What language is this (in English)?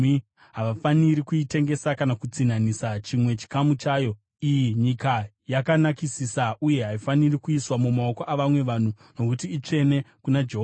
Shona